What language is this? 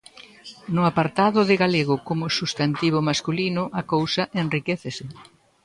Galician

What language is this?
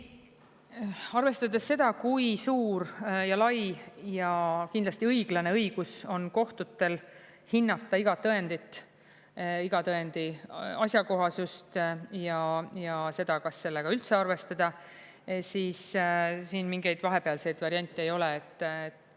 Estonian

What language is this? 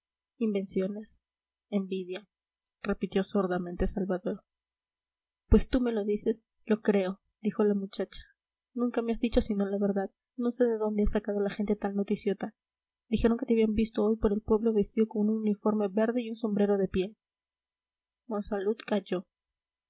Spanish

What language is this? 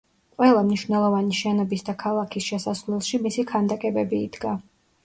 Georgian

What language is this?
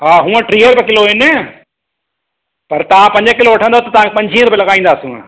Sindhi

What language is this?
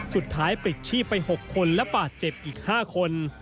Thai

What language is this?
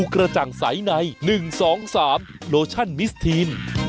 Thai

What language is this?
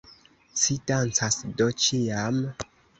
Esperanto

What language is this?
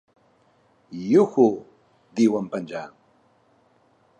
Catalan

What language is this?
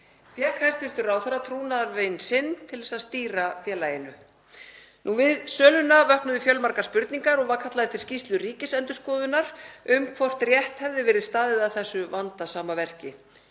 Icelandic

